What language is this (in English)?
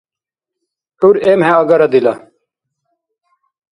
Dargwa